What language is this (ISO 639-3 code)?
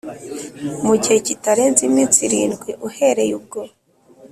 kin